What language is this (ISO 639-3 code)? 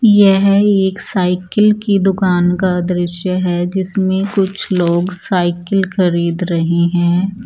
hin